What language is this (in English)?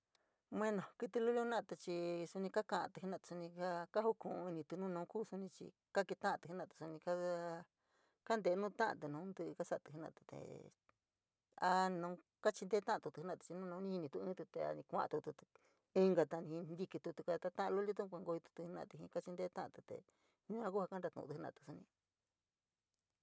San Miguel El Grande Mixtec